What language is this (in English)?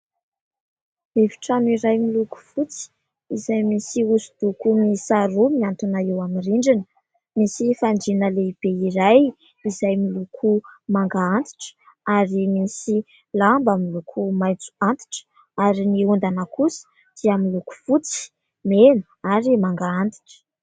Malagasy